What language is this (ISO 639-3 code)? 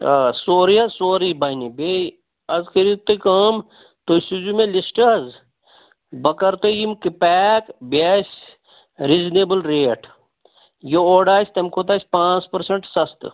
kas